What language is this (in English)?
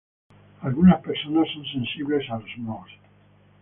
Spanish